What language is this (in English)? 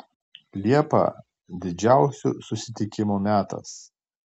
Lithuanian